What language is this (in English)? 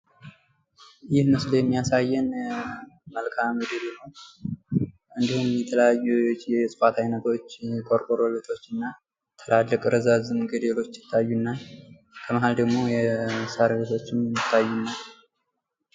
Amharic